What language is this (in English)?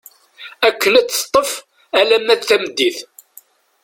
Kabyle